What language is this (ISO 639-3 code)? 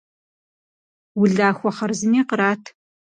kbd